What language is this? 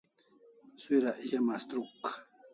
Kalasha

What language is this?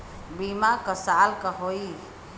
Bhojpuri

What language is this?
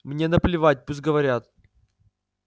Russian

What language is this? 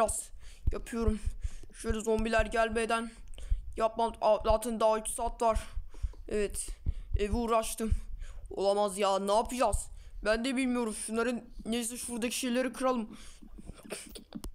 Turkish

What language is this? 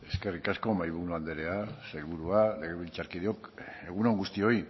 Basque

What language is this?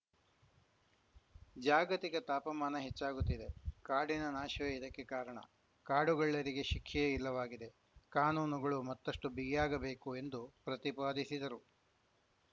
Kannada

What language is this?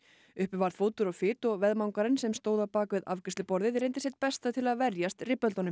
Icelandic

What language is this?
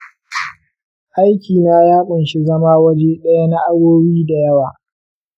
Hausa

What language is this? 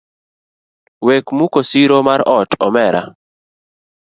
Luo (Kenya and Tanzania)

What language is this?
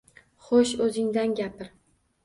Uzbek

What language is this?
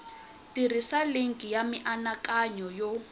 Tsonga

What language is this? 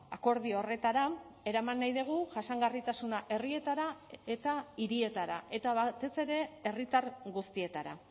Basque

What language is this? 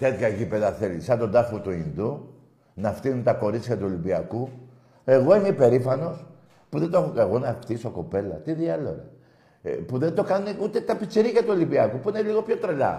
Greek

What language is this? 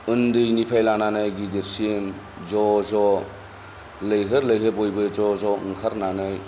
Bodo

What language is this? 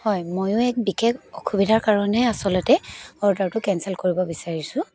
Assamese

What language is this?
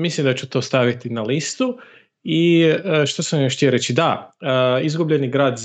Croatian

